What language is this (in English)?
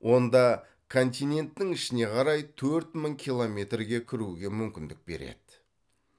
Kazakh